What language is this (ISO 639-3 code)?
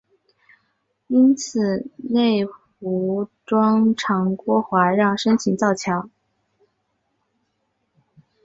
zho